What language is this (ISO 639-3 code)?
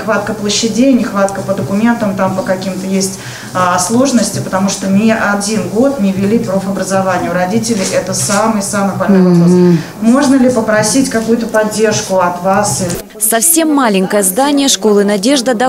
rus